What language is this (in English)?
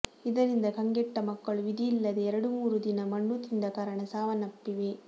Kannada